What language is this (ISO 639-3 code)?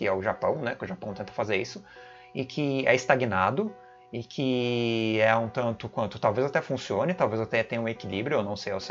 por